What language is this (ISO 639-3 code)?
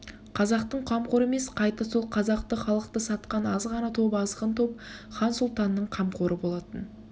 kaz